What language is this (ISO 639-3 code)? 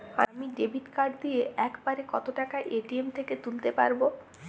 ben